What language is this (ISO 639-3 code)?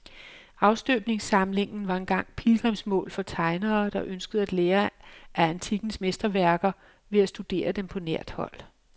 dan